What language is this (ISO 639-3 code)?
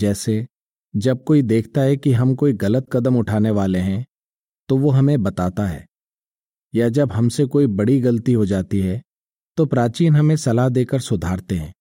hin